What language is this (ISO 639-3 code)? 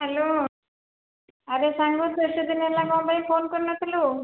ori